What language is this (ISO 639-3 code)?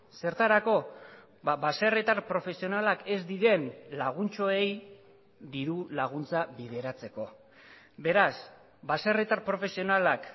eus